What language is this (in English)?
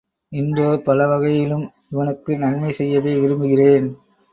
Tamil